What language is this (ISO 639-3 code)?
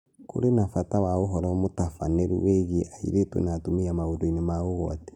kik